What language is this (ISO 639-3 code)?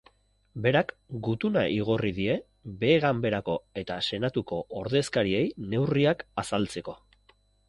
eus